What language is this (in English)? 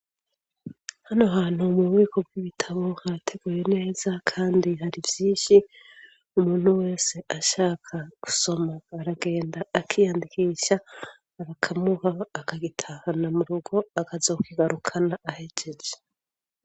Rundi